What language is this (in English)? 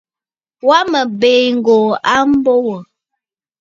Bafut